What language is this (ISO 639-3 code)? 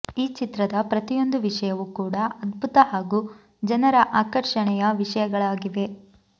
kan